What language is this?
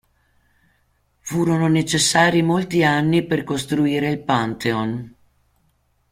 Italian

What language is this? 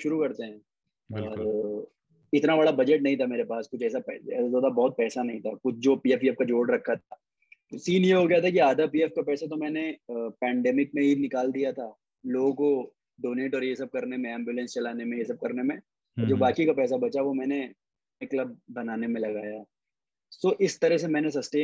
Hindi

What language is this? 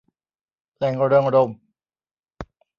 Thai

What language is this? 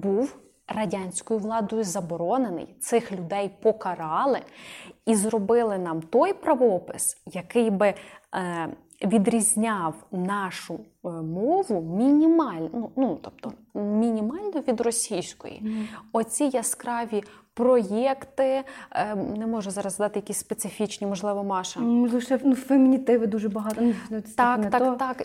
Ukrainian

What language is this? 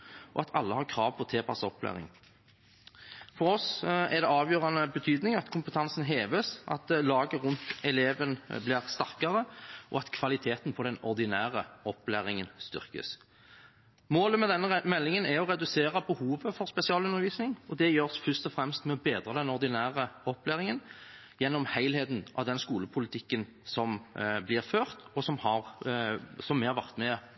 Norwegian Bokmål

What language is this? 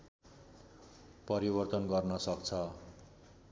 Nepali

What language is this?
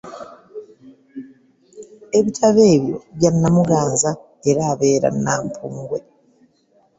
Ganda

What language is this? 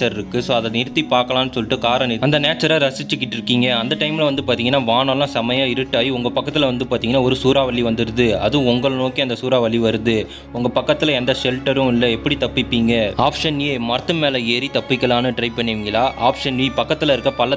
Tamil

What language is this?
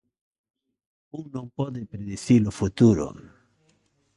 Galician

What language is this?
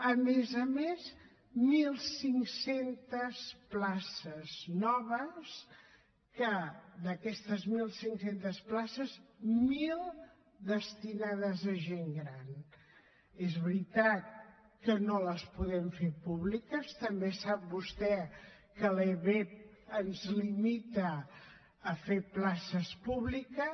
Catalan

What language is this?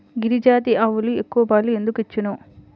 Telugu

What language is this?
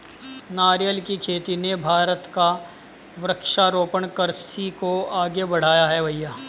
Hindi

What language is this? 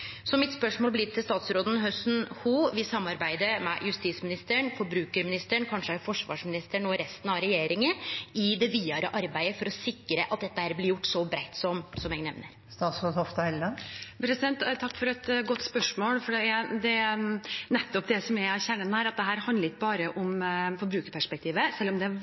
Norwegian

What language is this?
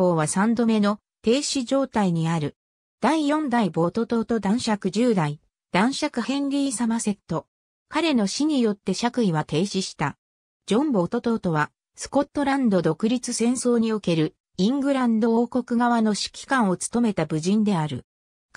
Japanese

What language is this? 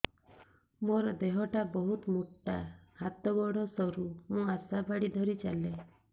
Odia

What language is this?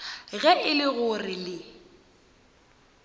Northern Sotho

